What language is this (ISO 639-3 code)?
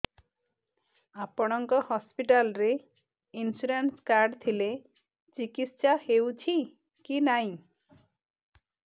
ori